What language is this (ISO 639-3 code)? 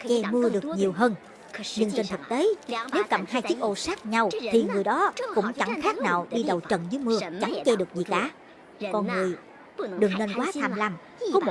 vie